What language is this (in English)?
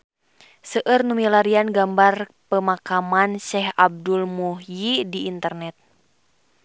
Sundanese